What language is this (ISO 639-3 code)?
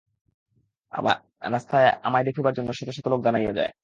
ben